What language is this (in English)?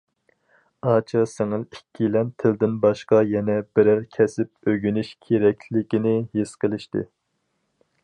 Uyghur